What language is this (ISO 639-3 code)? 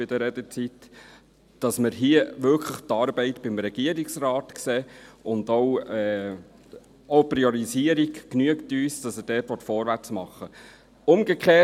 gsw